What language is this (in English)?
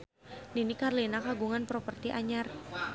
Sundanese